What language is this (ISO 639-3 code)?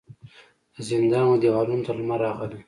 pus